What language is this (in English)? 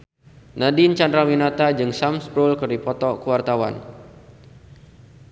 Sundanese